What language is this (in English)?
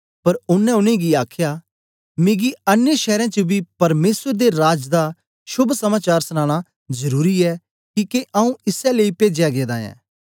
Dogri